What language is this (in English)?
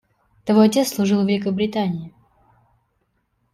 Russian